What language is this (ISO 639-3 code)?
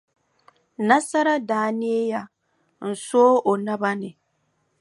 dag